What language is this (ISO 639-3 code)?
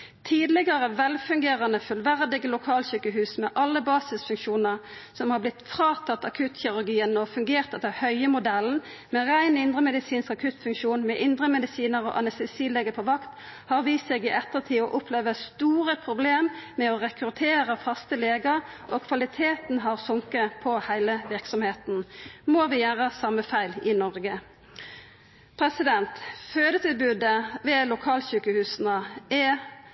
nno